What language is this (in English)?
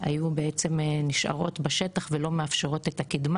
Hebrew